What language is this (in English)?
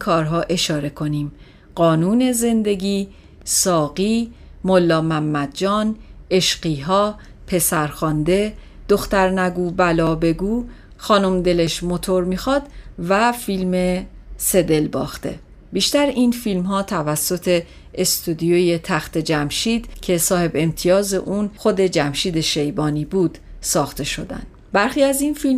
Persian